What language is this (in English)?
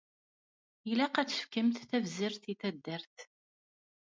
Kabyle